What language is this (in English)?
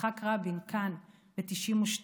Hebrew